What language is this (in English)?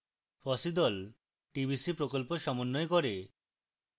Bangla